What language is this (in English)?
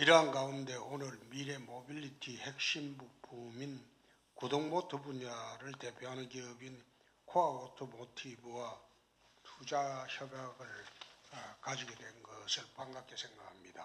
Korean